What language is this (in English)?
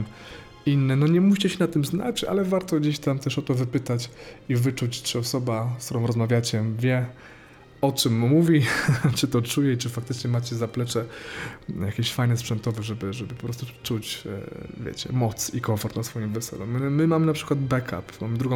Polish